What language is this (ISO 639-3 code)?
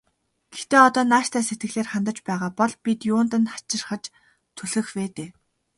mon